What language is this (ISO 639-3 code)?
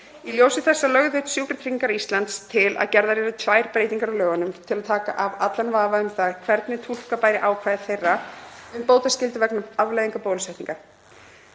isl